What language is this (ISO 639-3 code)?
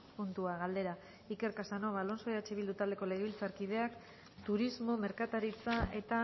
eus